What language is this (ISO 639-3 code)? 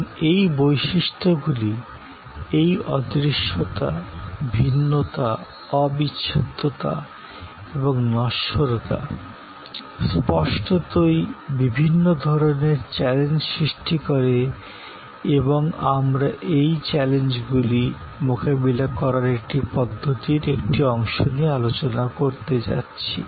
ben